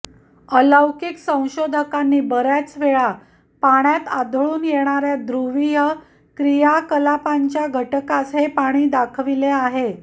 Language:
Marathi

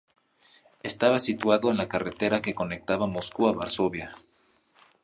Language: Spanish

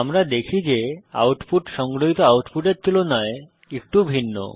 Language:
Bangla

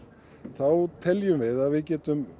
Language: Icelandic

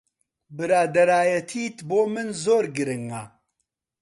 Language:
Central Kurdish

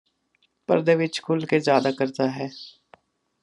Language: Punjabi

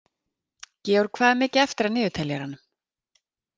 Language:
Icelandic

